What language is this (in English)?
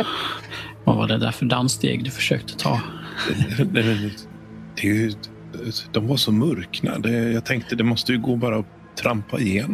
Swedish